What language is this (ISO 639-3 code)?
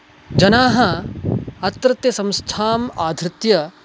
san